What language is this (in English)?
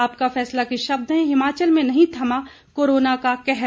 Hindi